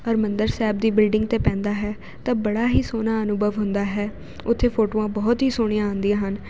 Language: Punjabi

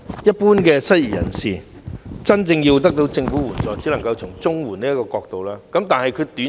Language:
Cantonese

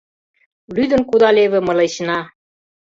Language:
Mari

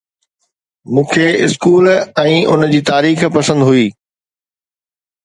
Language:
Sindhi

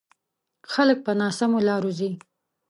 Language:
Pashto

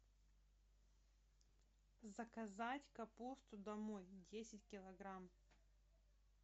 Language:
Russian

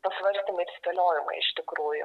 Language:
Lithuanian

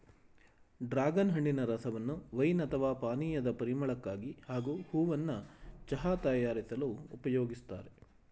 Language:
Kannada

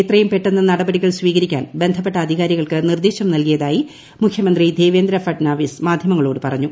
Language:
Malayalam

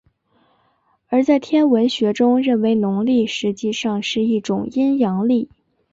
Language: Chinese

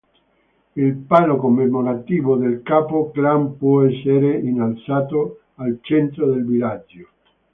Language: Italian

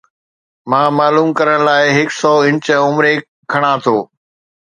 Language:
Sindhi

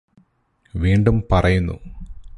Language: Malayalam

